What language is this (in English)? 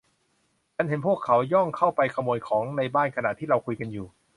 Thai